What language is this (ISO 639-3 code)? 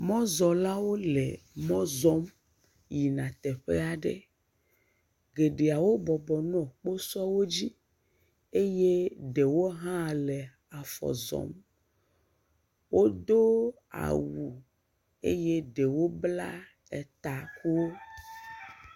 ewe